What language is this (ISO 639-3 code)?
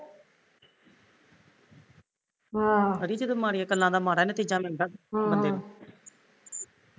pan